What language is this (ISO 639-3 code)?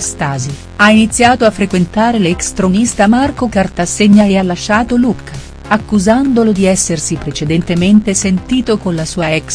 ita